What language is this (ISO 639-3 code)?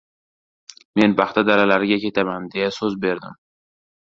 uzb